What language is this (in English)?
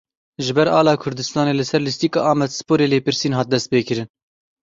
Kurdish